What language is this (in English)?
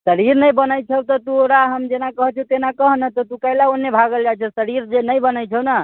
Maithili